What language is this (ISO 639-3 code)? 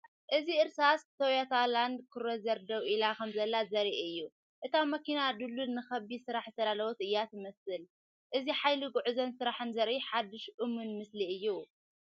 tir